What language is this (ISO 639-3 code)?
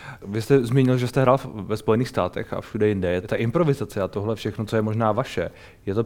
ces